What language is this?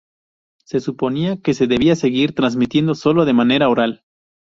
Spanish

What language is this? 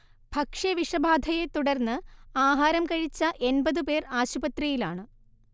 Malayalam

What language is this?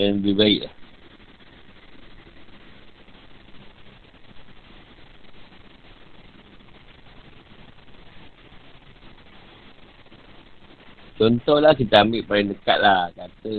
Malay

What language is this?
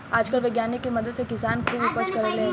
Bhojpuri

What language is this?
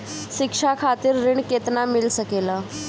Bhojpuri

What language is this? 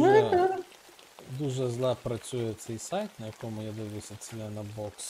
Ukrainian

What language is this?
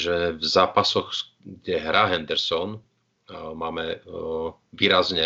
Slovak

